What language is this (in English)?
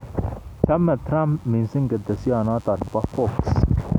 Kalenjin